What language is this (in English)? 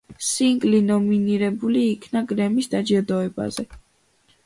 Georgian